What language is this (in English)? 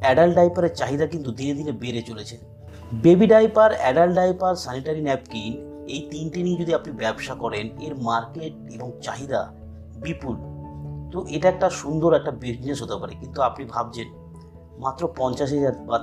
Bangla